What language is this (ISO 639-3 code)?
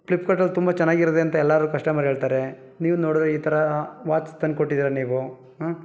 kan